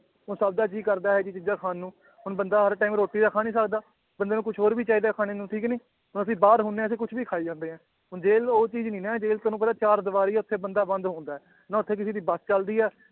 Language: Punjabi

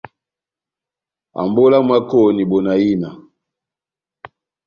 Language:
Batanga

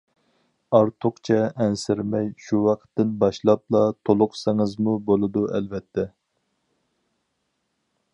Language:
Uyghur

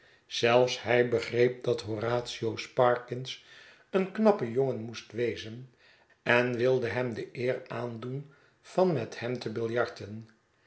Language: Dutch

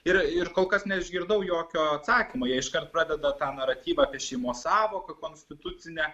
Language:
Lithuanian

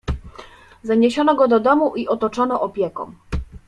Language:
Polish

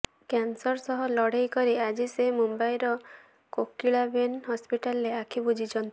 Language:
Odia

